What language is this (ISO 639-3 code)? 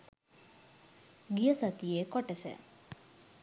sin